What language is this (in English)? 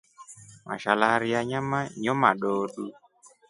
Rombo